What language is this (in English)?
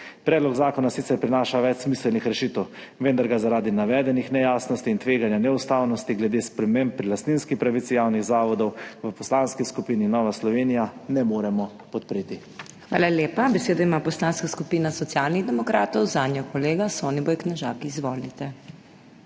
Slovenian